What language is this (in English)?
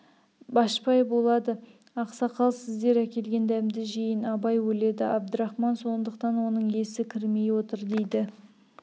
Kazakh